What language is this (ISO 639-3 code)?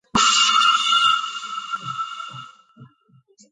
kat